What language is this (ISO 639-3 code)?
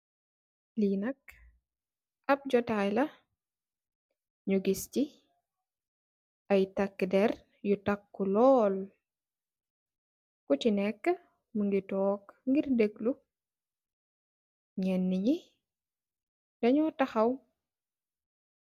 wol